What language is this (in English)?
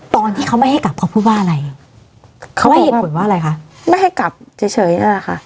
Thai